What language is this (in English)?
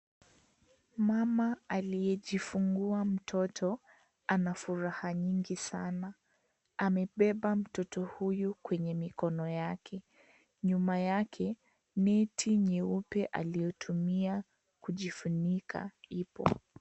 Swahili